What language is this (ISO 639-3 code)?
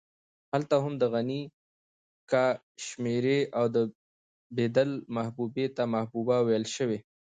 pus